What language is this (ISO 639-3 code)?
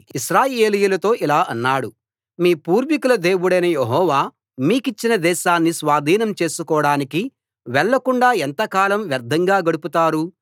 tel